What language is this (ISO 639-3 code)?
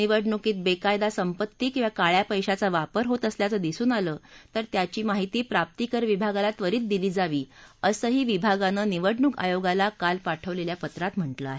mar